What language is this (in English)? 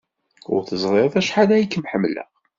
Kabyle